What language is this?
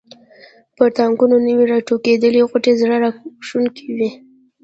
Pashto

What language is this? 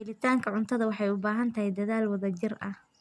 Somali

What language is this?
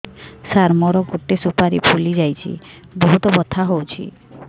Odia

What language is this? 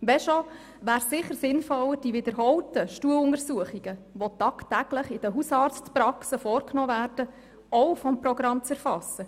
Swiss German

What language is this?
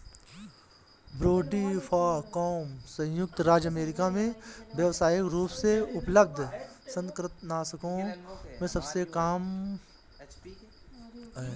Hindi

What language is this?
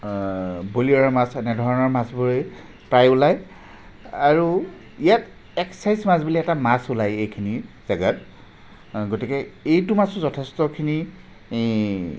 Assamese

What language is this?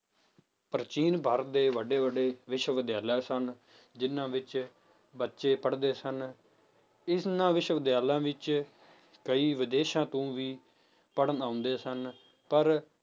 Punjabi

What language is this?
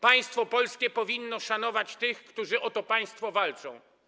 Polish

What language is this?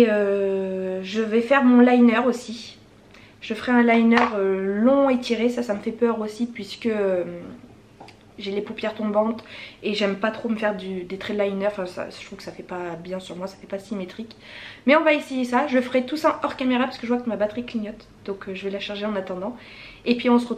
French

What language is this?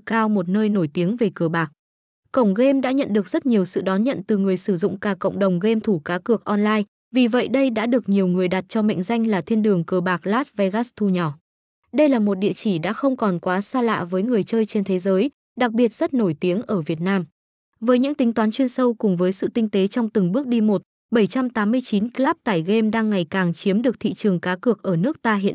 Vietnamese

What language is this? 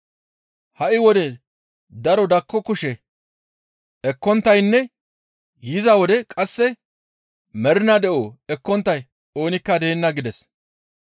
Gamo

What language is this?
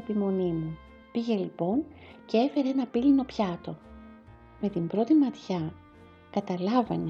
Greek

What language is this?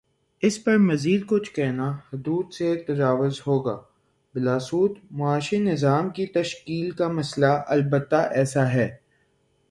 Urdu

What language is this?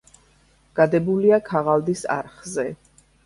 Georgian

